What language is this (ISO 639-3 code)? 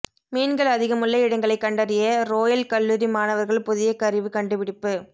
tam